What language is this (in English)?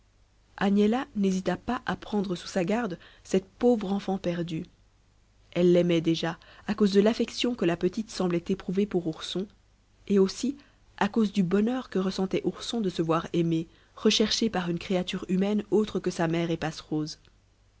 French